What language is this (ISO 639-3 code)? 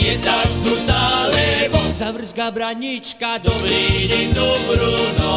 slk